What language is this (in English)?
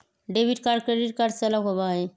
Magahi